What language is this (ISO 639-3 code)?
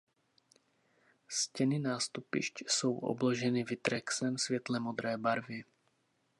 ces